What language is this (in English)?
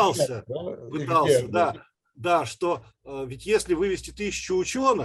Russian